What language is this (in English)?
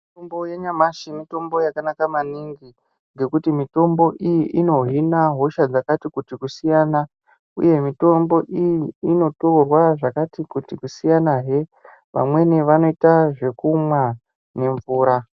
Ndau